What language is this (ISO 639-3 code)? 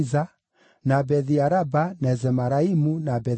kik